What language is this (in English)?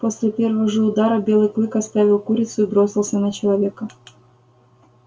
Russian